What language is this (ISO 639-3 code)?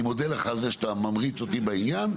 heb